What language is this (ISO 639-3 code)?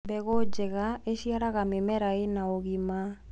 kik